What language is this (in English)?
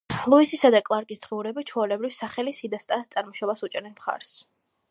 Georgian